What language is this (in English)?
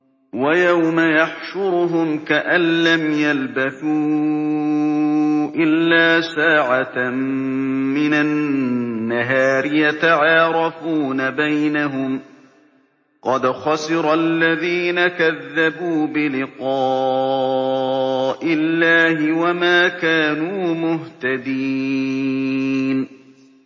Arabic